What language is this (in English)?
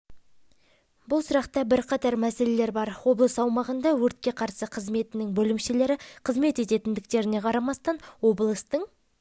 Kazakh